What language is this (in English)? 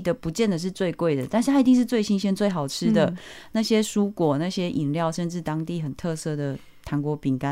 Chinese